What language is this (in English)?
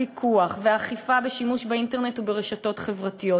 Hebrew